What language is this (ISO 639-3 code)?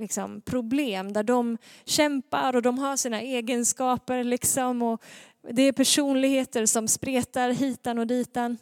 swe